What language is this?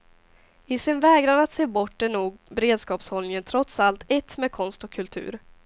Swedish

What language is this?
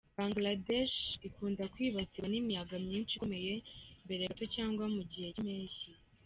Kinyarwanda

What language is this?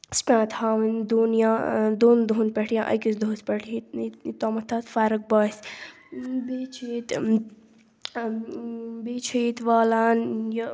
Kashmiri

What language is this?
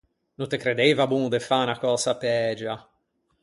Ligurian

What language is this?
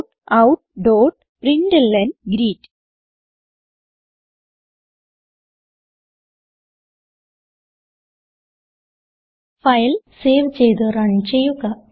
Malayalam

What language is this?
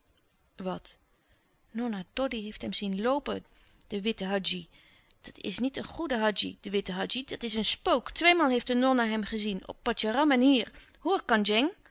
Dutch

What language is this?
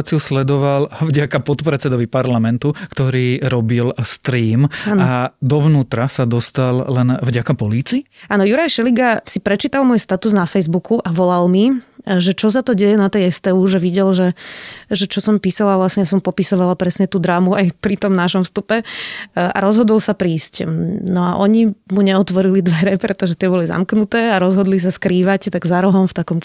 Slovak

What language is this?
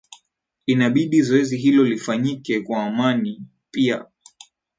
Swahili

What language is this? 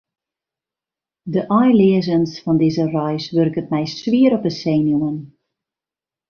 Western Frisian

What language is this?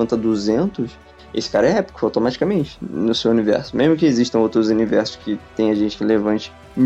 Portuguese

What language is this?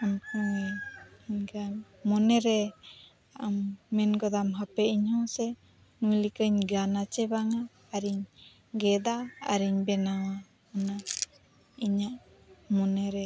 Santali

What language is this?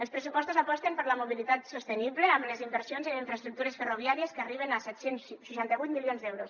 Catalan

